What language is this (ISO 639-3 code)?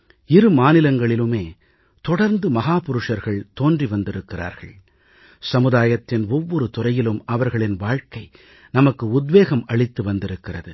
tam